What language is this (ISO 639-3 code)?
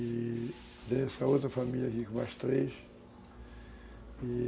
por